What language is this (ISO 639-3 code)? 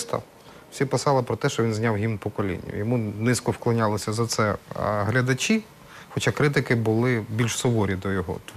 ukr